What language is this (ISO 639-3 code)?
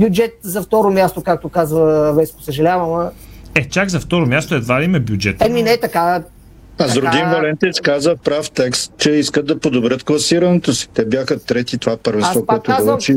bul